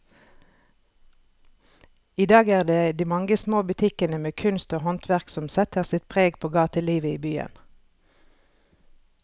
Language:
Norwegian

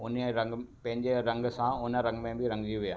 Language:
Sindhi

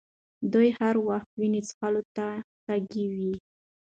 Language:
Pashto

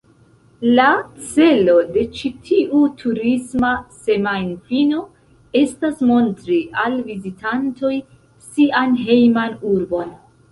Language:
Esperanto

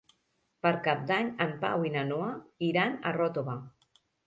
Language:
Catalan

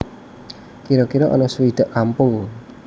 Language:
Javanese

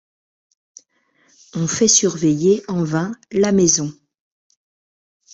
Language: French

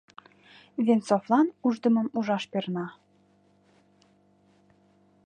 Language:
Mari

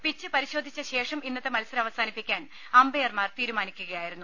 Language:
Malayalam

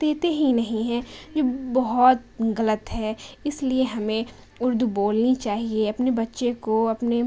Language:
Urdu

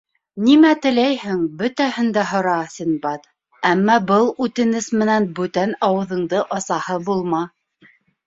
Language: Bashkir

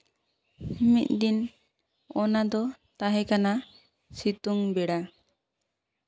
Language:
Santali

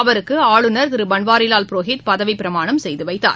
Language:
Tamil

